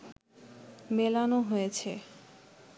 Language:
Bangla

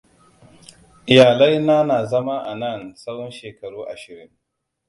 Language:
Hausa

